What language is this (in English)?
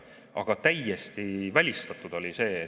Estonian